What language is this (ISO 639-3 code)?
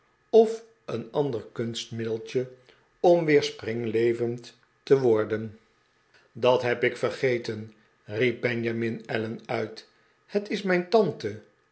nld